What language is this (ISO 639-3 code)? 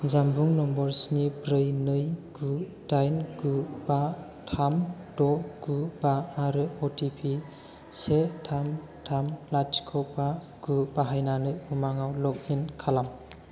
brx